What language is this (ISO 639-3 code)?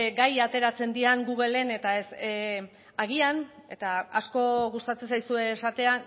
eus